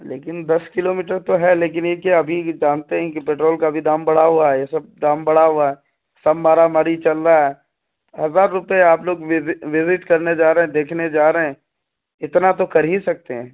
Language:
Urdu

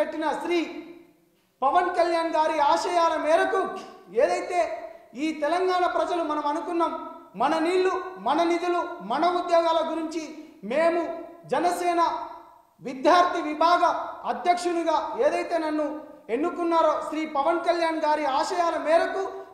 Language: Telugu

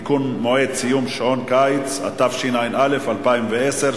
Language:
Hebrew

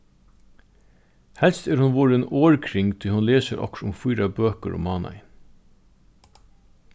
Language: Faroese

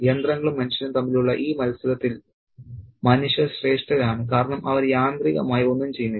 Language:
Malayalam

